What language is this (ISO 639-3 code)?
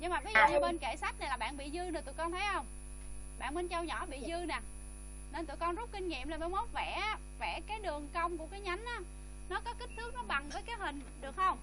vie